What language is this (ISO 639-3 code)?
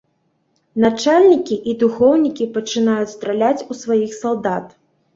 bel